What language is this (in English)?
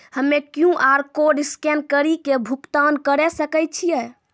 Maithili